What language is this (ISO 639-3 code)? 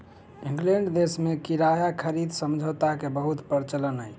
mai